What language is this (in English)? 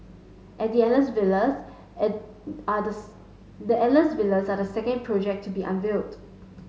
English